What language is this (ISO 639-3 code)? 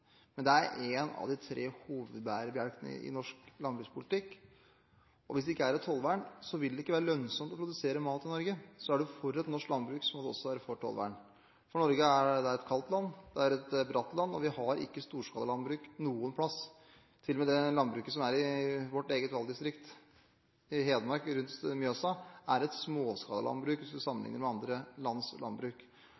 nob